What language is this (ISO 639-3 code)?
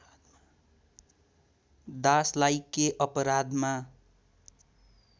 nep